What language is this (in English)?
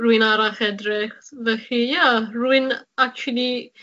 Welsh